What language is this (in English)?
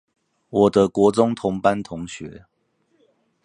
Chinese